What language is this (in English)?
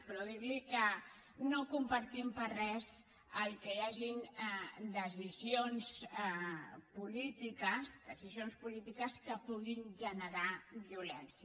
Catalan